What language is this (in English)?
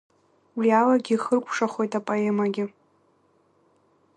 Abkhazian